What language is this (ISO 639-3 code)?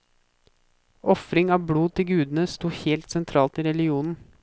nor